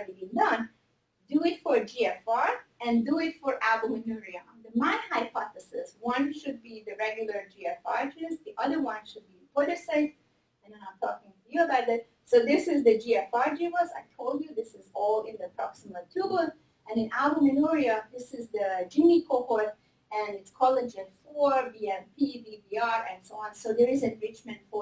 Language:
English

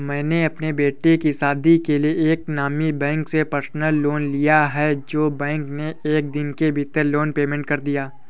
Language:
Hindi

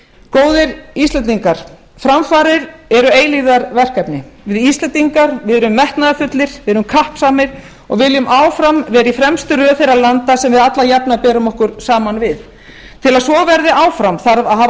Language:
Icelandic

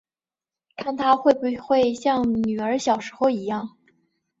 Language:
Chinese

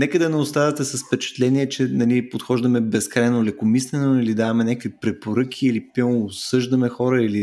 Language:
Bulgarian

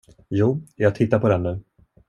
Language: Swedish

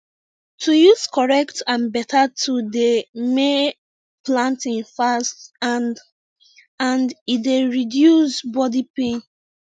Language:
Nigerian Pidgin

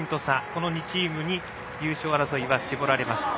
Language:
Japanese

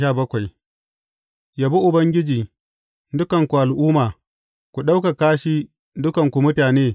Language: Hausa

